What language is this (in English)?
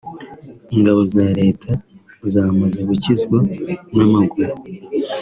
Kinyarwanda